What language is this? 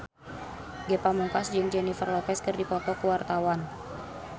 Sundanese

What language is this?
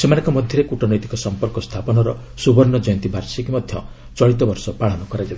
Odia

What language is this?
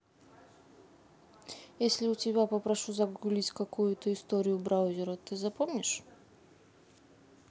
Russian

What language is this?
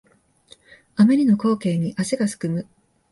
Japanese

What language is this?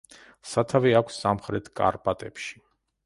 Georgian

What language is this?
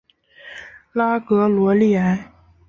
Chinese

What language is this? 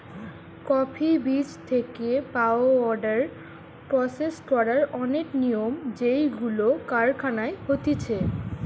Bangla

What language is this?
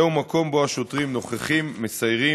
Hebrew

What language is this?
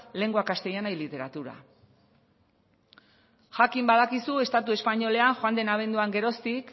Basque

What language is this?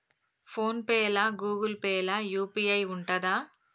Telugu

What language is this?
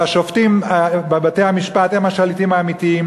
Hebrew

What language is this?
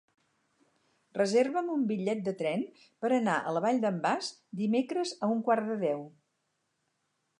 Catalan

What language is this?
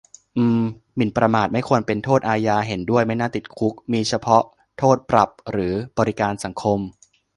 Thai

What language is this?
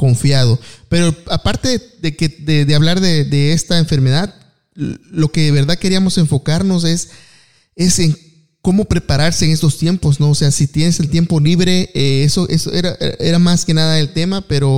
Spanish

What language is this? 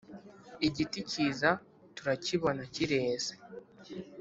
Kinyarwanda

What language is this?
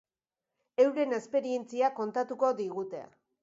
Basque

